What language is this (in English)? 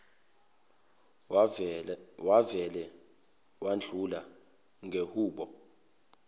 Zulu